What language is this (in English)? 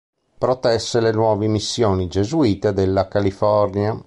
Italian